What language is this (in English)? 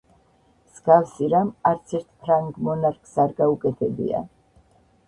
Georgian